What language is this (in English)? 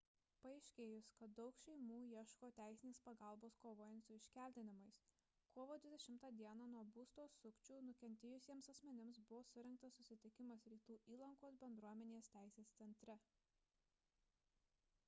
Lithuanian